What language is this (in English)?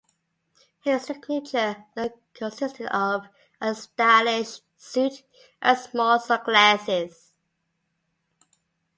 English